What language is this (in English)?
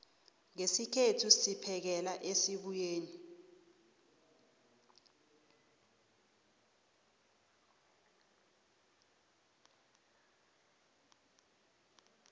South Ndebele